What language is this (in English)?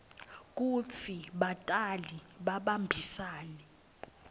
Swati